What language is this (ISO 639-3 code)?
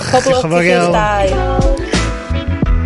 cym